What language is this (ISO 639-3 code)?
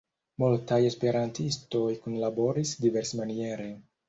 epo